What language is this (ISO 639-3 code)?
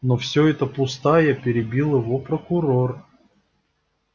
rus